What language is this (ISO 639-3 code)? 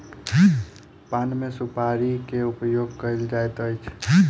mai